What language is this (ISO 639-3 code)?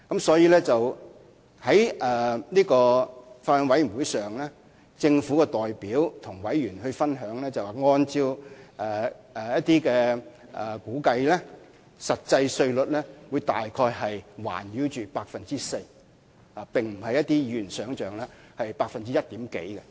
yue